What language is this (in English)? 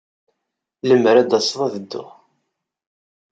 Kabyle